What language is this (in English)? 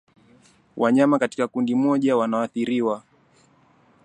Swahili